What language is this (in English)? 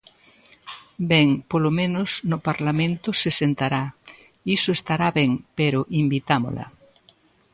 Galician